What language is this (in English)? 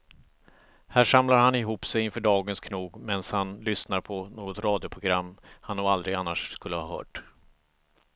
Swedish